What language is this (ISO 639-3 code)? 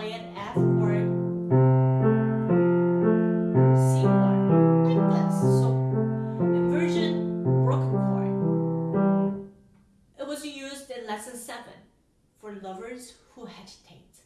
eng